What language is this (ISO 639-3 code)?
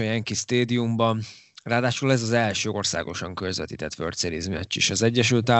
hun